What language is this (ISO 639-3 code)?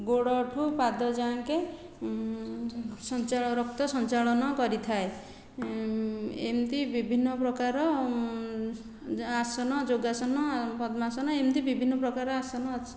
ori